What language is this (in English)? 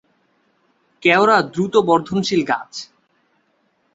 Bangla